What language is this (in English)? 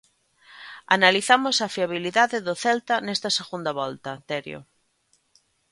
Galician